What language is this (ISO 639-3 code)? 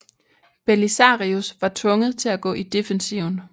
dan